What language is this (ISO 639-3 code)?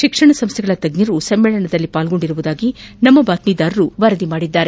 kan